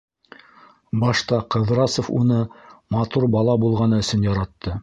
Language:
Bashkir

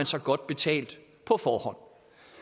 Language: Danish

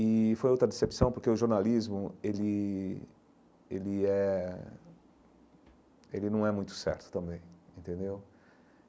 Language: Portuguese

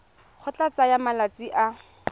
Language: Tswana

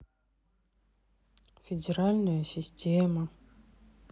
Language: Russian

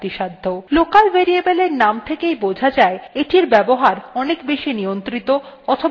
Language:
Bangla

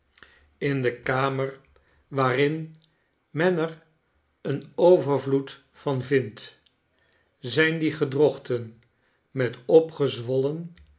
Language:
Dutch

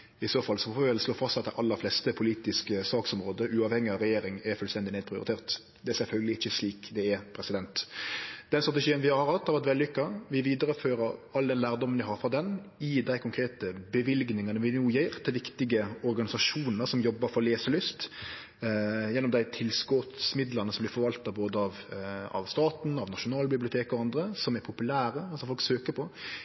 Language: Norwegian Nynorsk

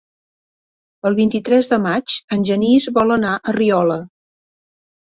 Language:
Catalan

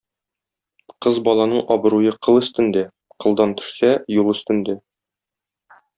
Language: Tatar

